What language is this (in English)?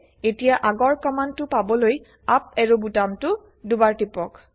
Assamese